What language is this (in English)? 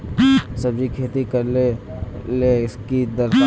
Magahi